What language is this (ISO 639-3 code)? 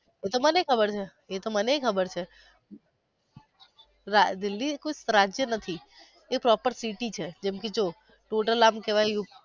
guj